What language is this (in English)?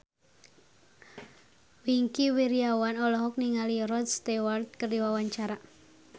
Sundanese